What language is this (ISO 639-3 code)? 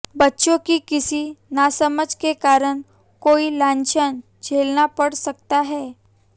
hin